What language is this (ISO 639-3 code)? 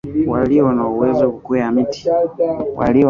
swa